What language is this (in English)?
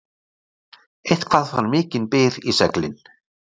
Icelandic